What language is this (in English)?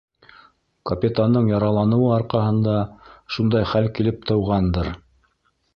Bashkir